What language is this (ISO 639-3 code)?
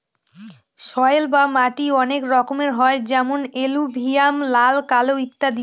ben